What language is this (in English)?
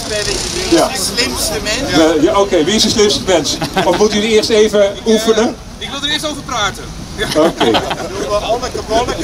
Dutch